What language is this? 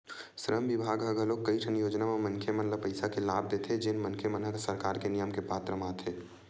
Chhattisgarhi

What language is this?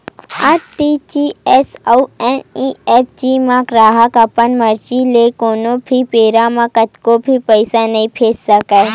Chhattisgarhi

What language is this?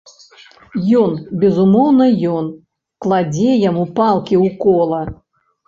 Belarusian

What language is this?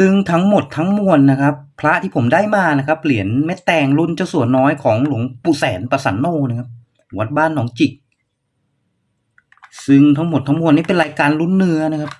Thai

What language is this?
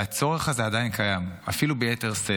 Hebrew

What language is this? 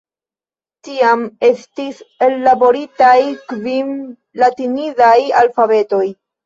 Esperanto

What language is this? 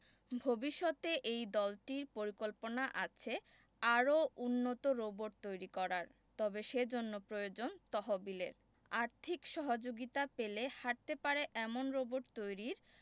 Bangla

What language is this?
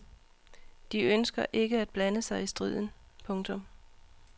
Danish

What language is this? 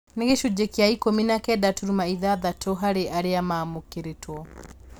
Kikuyu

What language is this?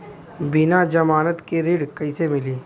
Bhojpuri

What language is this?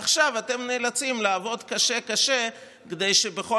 Hebrew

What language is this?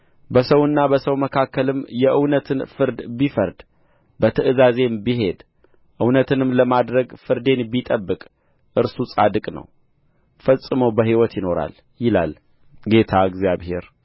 Amharic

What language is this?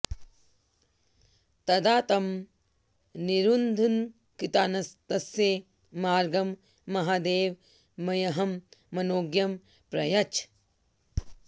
Sanskrit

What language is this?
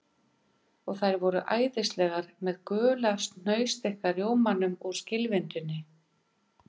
Icelandic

